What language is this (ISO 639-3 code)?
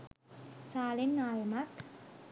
sin